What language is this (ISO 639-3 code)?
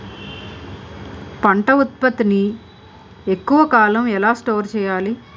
tel